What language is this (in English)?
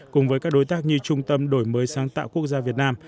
Vietnamese